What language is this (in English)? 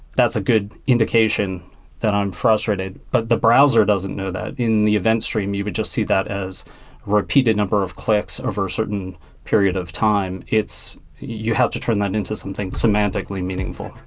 English